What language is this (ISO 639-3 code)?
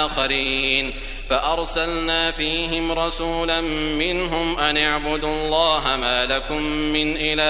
ara